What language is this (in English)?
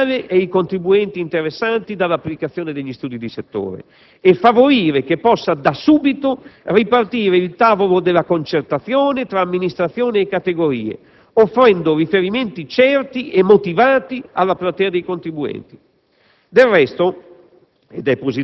Italian